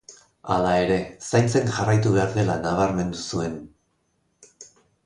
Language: Basque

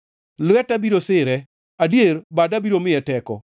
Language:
Luo (Kenya and Tanzania)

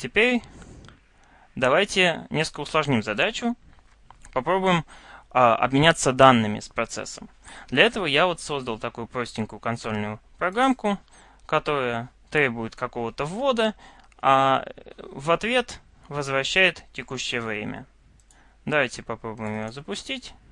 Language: Russian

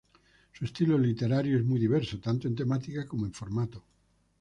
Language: Spanish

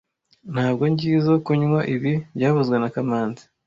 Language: Kinyarwanda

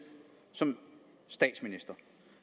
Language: Danish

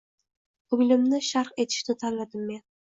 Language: Uzbek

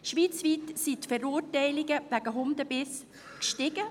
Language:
Swiss German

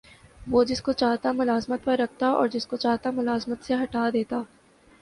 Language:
Urdu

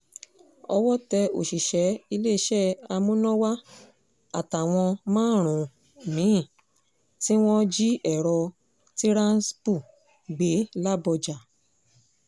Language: Yoruba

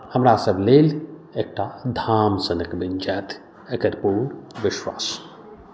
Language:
Maithili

